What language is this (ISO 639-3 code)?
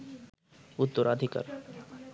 ben